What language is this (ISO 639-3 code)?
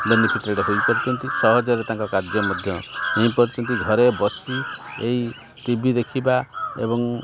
ori